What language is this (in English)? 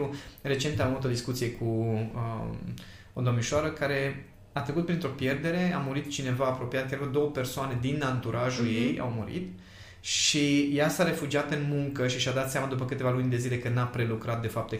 Romanian